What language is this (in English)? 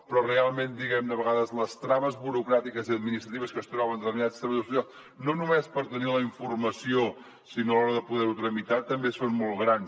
Catalan